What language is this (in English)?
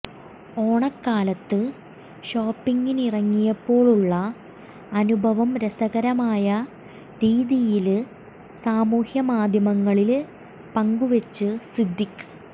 Malayalam